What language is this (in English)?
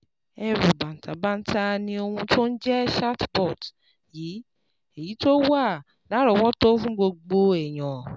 Yoruba